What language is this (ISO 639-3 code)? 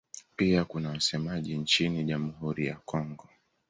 swa